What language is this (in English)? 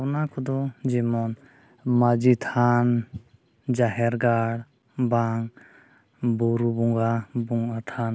Santali